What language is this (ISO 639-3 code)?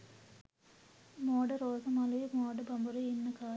sin